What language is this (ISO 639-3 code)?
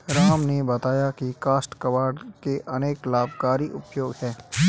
hin